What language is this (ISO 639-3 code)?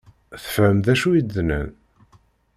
kab